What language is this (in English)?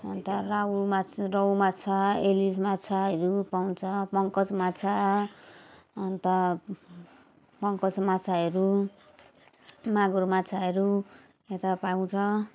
Nepali